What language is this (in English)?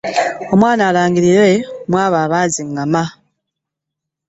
Ganda